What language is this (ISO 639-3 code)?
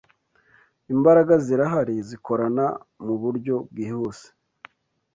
kin